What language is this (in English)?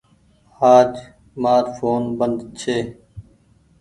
Goaria